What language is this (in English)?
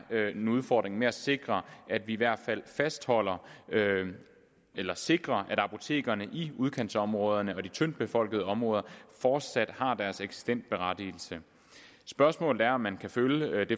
Danish